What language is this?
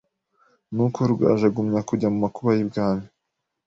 Kinyarwanda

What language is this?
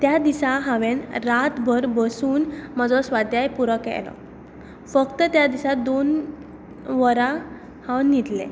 Konkani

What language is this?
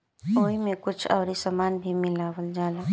Bhojpuri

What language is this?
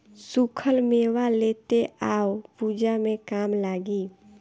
Bhojpuri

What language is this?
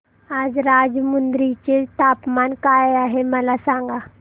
Marathi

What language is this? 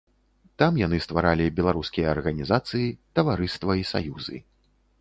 Belarusian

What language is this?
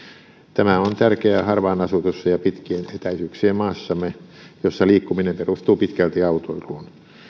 Finnish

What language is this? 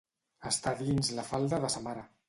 Catalan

